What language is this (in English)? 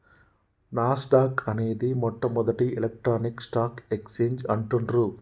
Telugu